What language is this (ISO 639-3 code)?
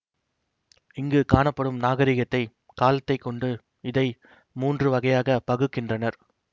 tam